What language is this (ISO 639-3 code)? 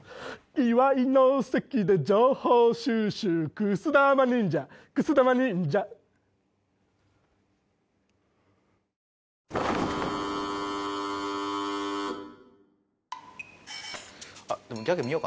jpn